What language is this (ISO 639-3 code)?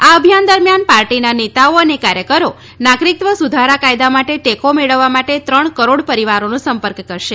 guj